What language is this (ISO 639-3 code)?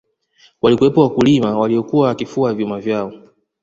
swa